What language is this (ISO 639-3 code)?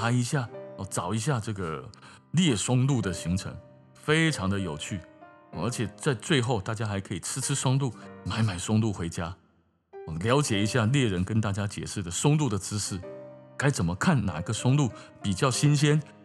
zho